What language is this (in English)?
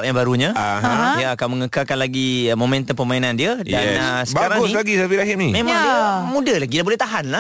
Malay